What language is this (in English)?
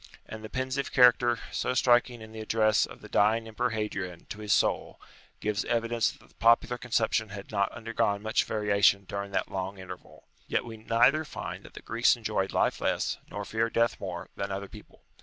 English